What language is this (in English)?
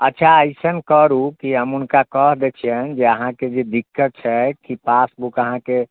Maithili